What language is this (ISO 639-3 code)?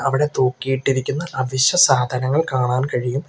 mal